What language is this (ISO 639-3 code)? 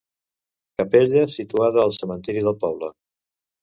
cat